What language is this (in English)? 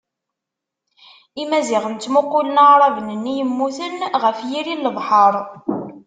Kabyle